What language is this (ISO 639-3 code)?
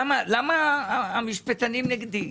heb